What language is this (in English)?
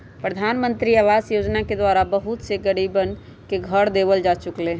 Magahi